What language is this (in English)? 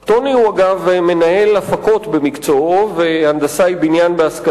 Hebrew